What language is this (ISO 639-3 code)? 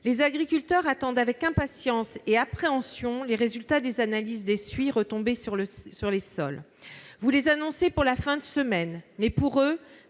fra